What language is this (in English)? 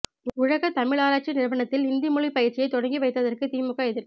Tamil